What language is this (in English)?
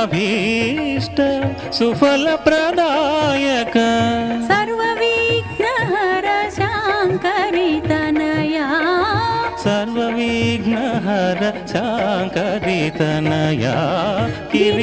Hindi